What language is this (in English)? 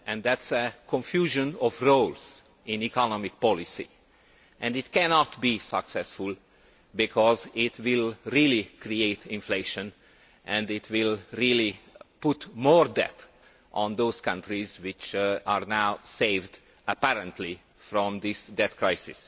English